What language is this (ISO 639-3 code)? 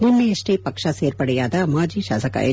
kan